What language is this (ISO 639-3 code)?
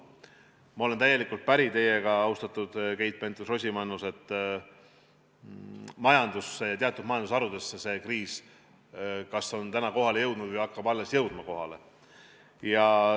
est